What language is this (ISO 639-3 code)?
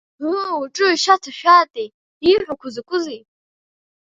abk